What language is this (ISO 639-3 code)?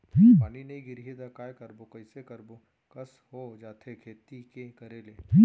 hne